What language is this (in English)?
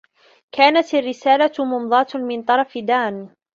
Arabic